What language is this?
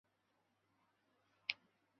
Chinese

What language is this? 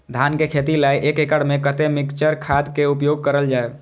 Maithili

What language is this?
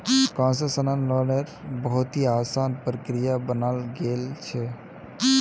Magahi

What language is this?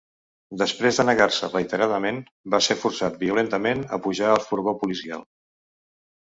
Catalan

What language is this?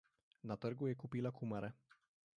Slovenian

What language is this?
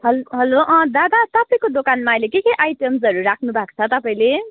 Nepali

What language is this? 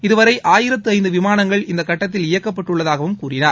Tamil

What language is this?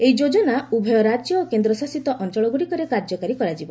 Odia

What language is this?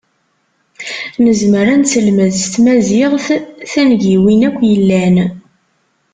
Kabyle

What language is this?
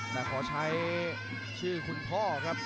Thai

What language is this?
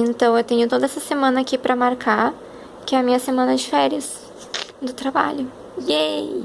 Portuguese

